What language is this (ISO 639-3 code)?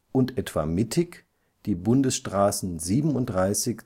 deu